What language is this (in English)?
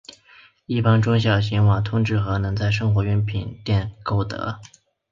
Chinese